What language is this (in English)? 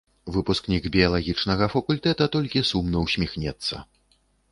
Belarusian